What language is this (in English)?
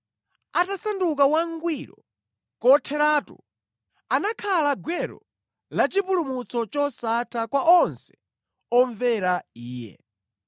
Nyanja